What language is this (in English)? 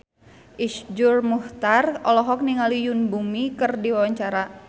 Sundanese